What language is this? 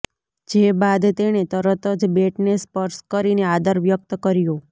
Gujarati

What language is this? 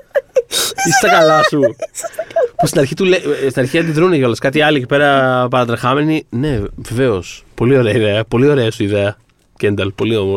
Greek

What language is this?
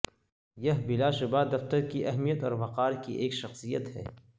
Urdu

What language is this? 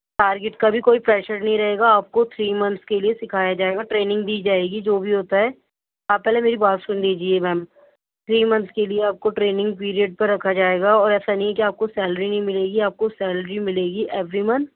Urdu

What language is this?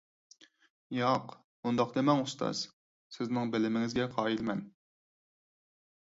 Uyghur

